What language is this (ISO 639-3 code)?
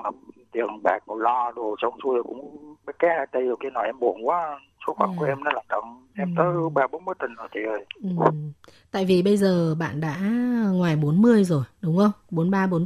vie